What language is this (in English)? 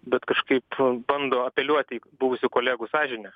Lithuanian